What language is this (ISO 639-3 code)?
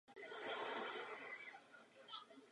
ces